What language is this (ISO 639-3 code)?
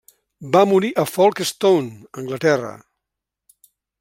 cat